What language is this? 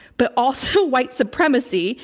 English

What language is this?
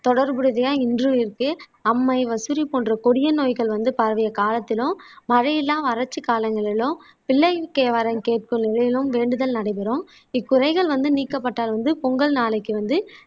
Tamil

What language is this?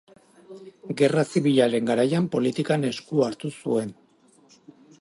Basque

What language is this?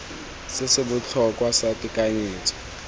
Tswana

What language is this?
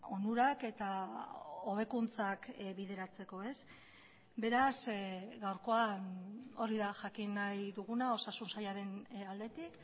Basque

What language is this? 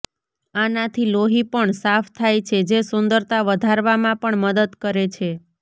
Gujarati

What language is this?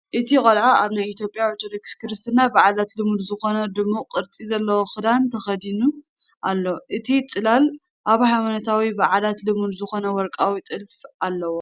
Tigrinya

